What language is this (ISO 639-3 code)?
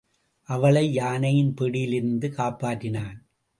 tam